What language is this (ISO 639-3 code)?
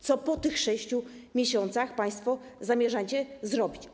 pol